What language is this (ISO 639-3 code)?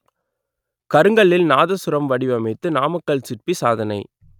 tam